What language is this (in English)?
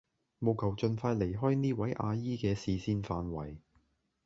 Cantonese